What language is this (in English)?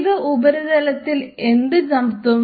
Malayalam